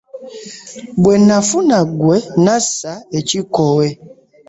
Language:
Ganda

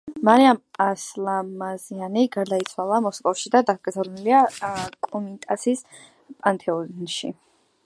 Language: Georgian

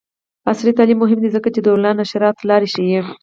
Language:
Pashto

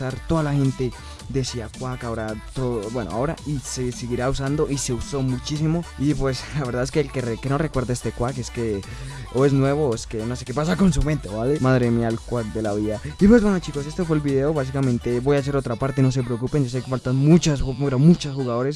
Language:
Spanish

